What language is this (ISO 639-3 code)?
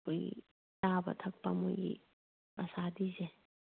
mni